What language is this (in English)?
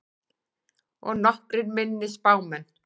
Icelandic